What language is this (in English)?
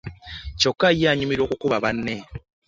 Ganda